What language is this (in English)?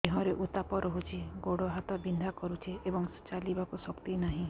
Odia